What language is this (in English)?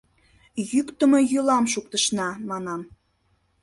Mari